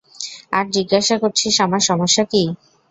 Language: Bangla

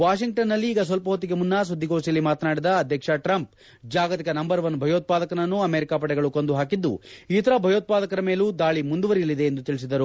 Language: Kannada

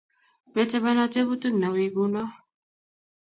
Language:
Kalenjin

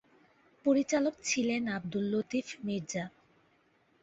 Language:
Bangla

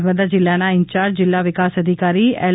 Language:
Gujarati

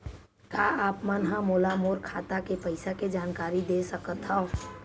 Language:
Chhattisgarhi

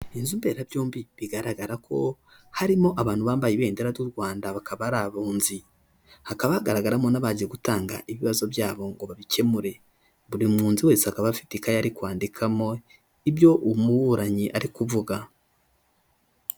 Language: Kinyarwanda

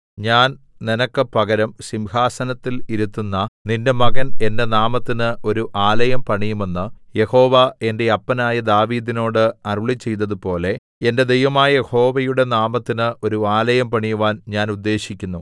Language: Malayalam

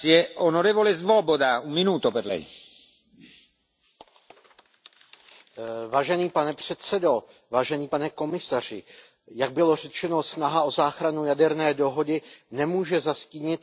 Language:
Czech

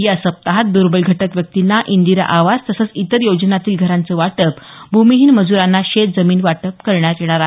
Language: Marathi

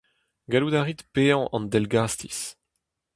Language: Breton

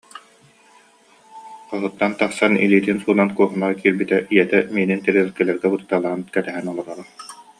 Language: Yakut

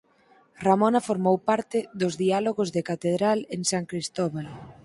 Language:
Galician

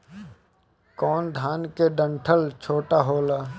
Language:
Bhojpuri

